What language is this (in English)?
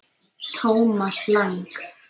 Icelandic